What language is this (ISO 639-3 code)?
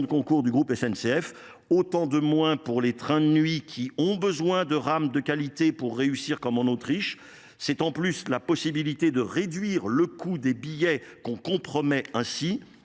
fra